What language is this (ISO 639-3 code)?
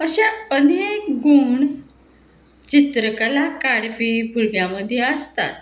kok